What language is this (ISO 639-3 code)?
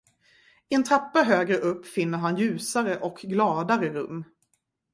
swe